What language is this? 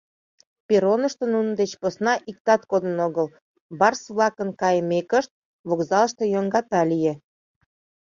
Mari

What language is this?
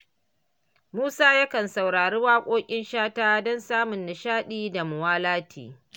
Hausa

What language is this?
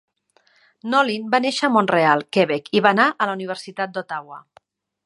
Catalan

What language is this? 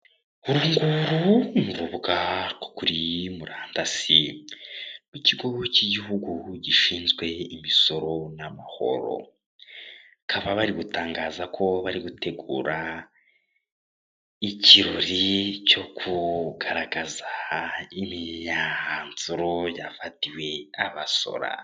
Kinyarwanda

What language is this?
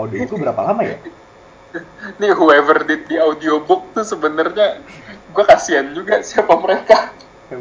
Indonesian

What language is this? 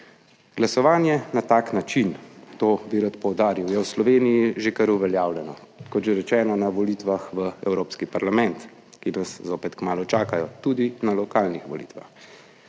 Slovenian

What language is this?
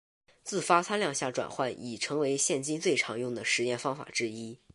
Chinese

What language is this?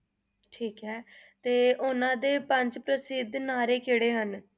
Punjabi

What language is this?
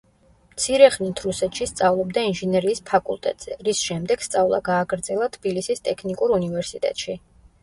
Georgian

